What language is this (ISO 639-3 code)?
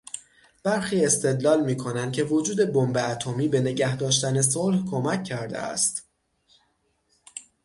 fas